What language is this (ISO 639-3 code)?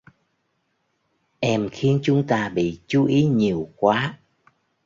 vie